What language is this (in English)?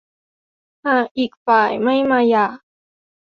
Thai